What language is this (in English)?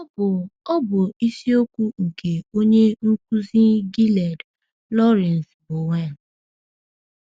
Igbo